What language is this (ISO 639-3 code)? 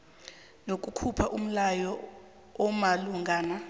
nbl